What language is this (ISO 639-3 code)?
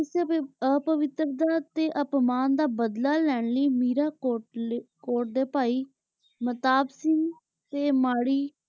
pan